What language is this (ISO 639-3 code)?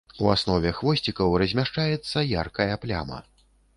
bel